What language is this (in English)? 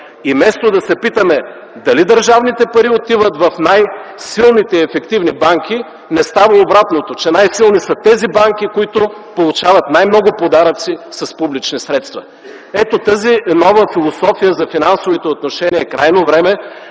Bulgarian